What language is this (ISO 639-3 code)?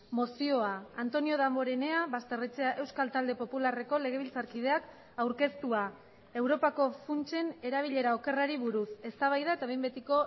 eus